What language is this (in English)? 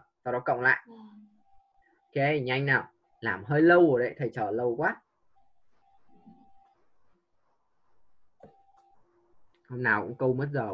Vietnamese